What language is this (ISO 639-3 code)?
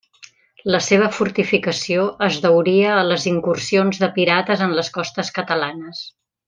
cat